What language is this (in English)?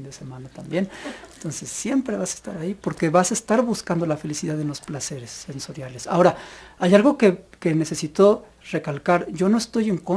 Spanish